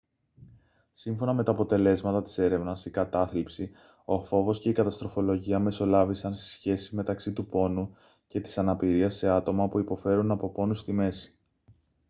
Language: Greek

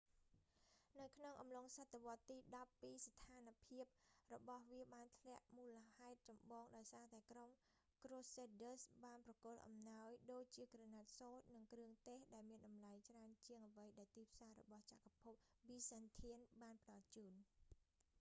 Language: Khmer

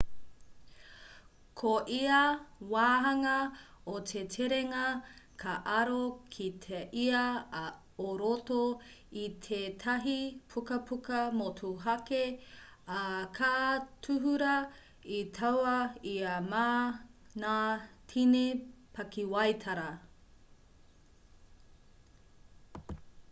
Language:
Māori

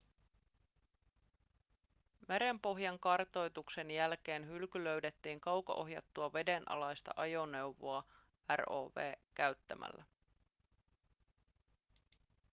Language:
Finnish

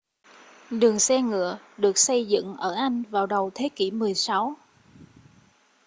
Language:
Vietnamese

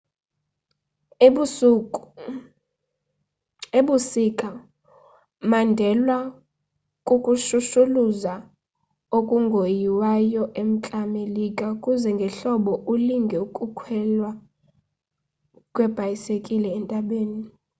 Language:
Xhosa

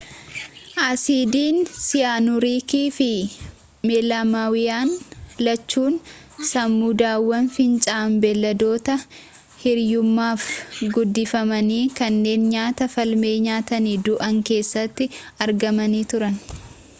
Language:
Oromo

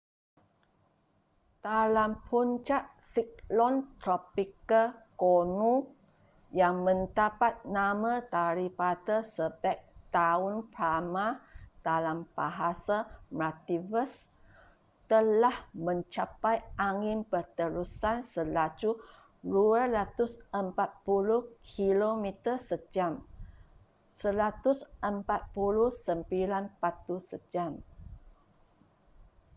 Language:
Malay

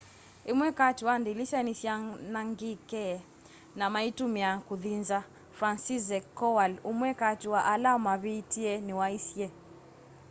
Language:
Kamba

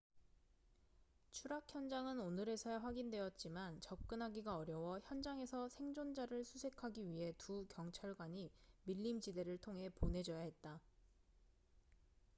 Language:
Korean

